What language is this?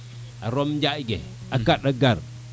Serer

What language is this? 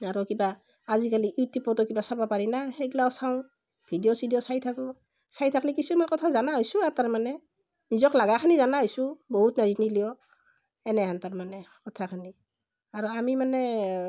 Assamese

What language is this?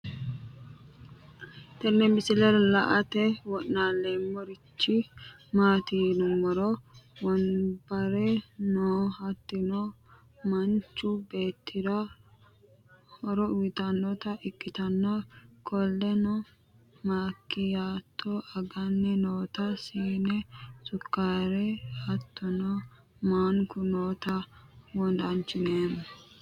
Sidamo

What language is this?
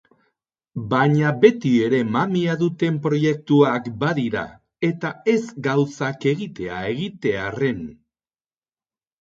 Basque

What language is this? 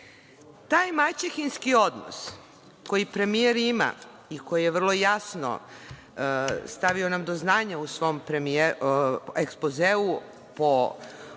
Serbian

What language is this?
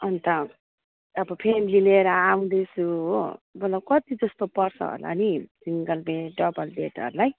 Nepali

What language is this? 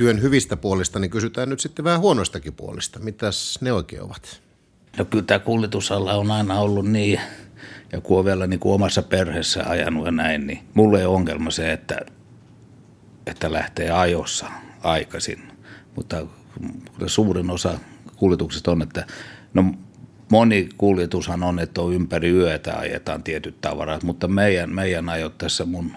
Finnish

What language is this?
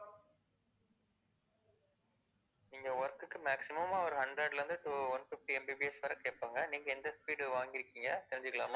Tamil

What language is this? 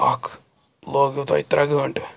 Kashmiri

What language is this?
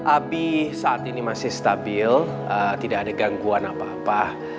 Indonesian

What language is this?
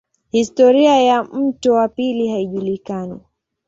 Swahili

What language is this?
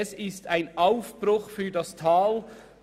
Swiss German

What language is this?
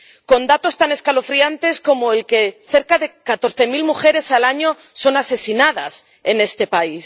Spanish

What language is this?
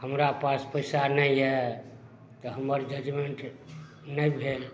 Maithili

